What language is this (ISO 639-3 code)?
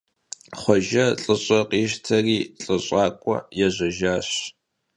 kbd